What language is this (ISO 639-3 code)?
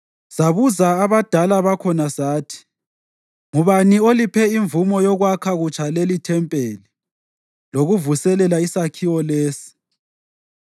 nde